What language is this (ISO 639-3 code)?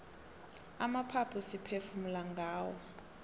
nbl